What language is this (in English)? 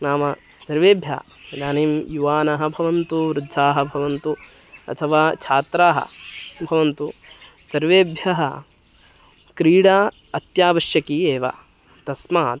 Sanskrit